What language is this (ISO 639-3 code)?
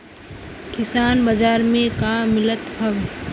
bho